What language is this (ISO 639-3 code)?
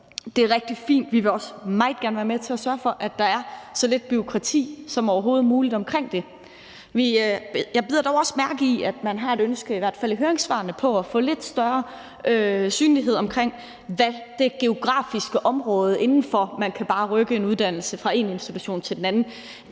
dan